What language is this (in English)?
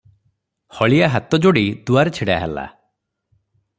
Odia